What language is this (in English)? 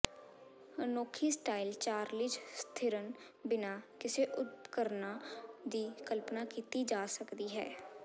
Punjabi